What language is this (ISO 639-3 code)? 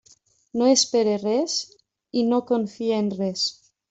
cat